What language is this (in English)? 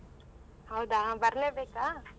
Kannada